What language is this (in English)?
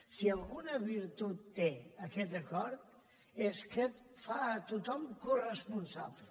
Catalan